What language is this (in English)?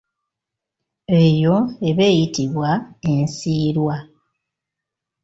Ganda